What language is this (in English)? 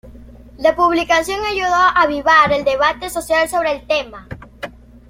Spanish